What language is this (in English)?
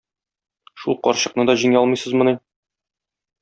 Tatar